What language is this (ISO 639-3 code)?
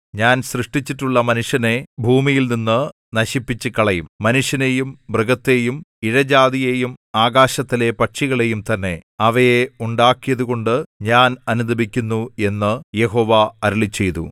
mal